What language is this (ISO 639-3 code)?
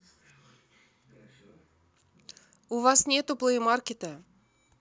rus